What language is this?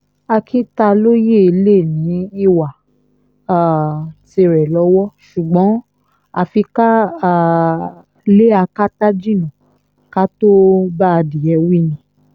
Yoruba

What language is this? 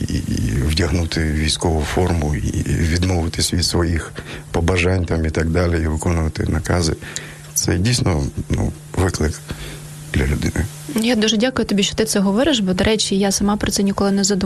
Ukrainian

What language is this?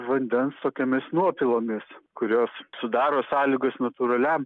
Lithuanian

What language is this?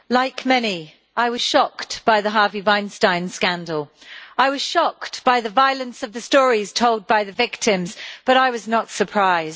English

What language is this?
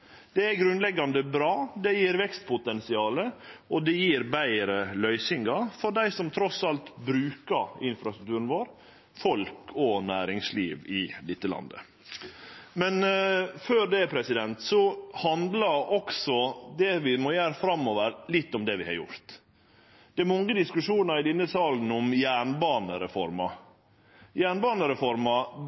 Norwegian Nynorsk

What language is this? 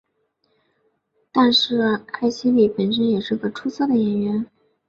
Chinese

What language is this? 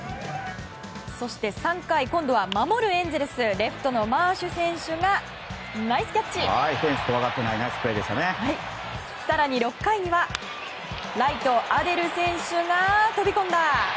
Japanese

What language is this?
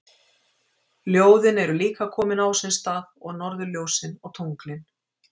Icelandic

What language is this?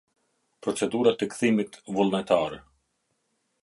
Albanian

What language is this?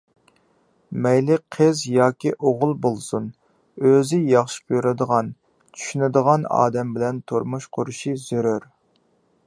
Uyghur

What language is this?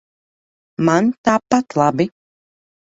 Latvian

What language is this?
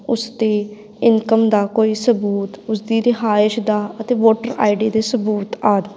Punjabi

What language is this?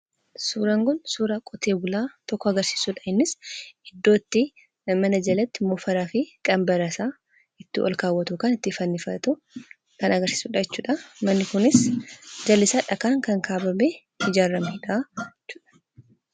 Oromo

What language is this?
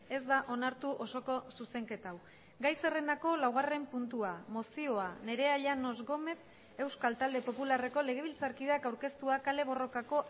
Basque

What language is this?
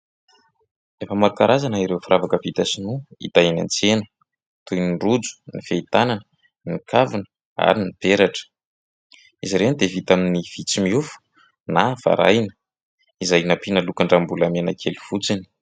Malagasy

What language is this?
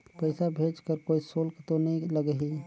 Chhattisgarhi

